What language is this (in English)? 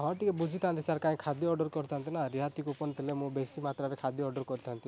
Odia